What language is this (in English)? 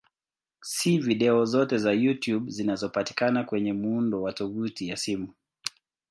Swahili